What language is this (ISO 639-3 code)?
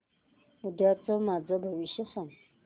mar